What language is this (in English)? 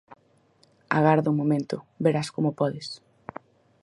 Galician